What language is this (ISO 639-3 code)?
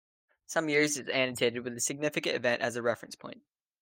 eng